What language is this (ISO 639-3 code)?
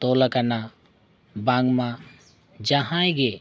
sat